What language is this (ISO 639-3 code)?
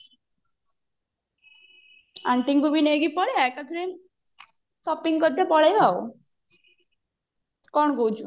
ori